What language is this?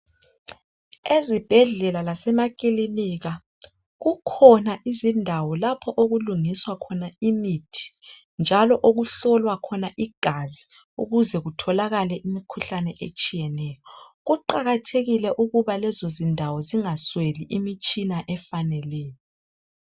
North Ndebele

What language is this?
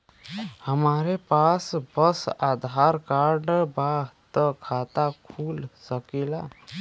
Bhojpuri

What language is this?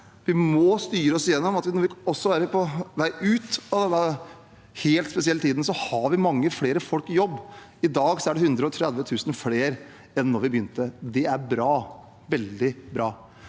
Norwegian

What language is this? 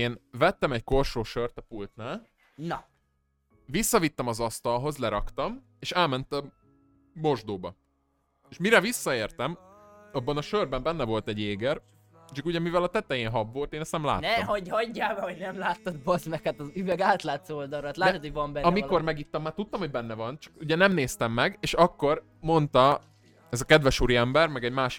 Hungarian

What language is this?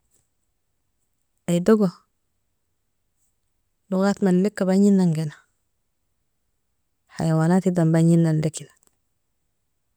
Nobiin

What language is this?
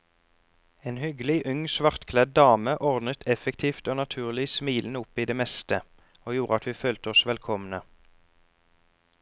Norwegian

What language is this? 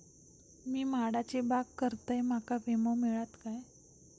Marathi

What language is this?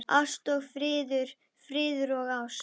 Icelandic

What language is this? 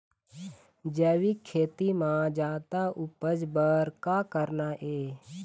Chhattisgarhi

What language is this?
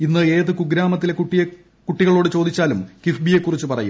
Malayalam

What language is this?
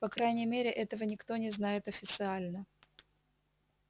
Russian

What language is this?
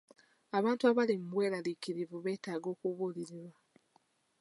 Ganda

